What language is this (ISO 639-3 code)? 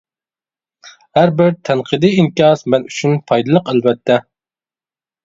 uig